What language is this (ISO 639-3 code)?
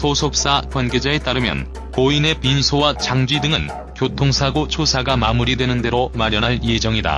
kor